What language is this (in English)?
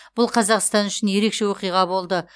Kazakh